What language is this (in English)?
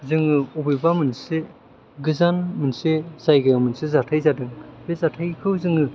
Bodo